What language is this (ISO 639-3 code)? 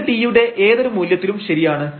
mal